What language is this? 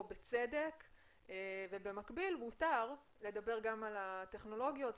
Hebrew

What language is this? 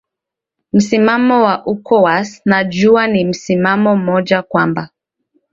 Swahili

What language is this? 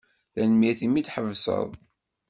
Kabyle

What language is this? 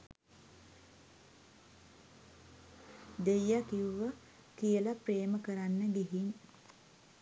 Sinhala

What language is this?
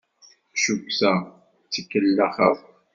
Kabyle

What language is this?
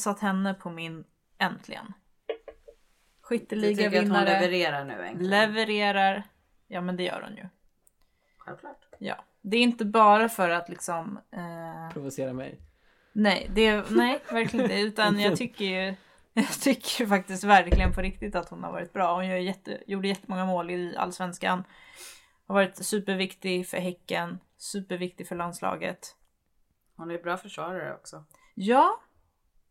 Swedish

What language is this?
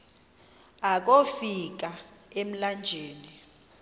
Xhosa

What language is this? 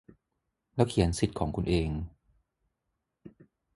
Thai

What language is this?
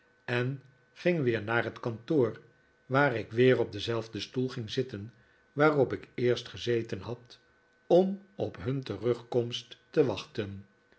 Dutch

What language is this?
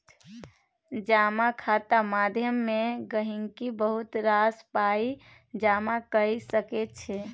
Maithili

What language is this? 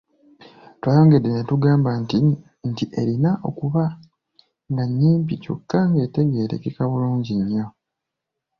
Ganda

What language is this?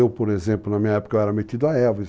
Portuguese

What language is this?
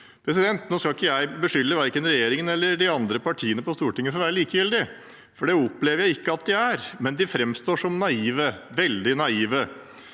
Norwegian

